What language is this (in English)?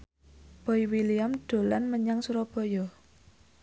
Javanese